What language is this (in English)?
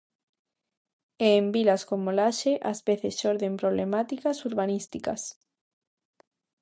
Galician